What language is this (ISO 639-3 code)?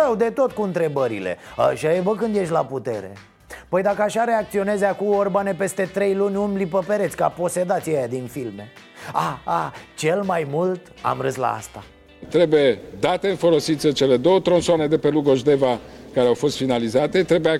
ron